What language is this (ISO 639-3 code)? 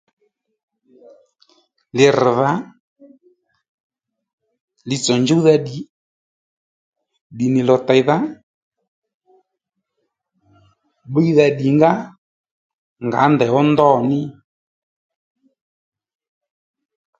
led